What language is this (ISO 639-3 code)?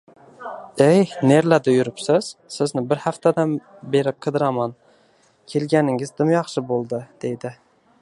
uzb